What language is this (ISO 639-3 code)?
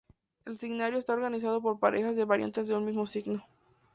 spa